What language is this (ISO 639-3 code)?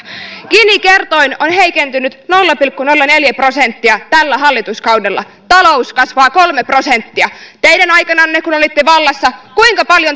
fin